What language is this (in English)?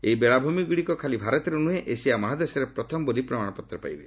Odia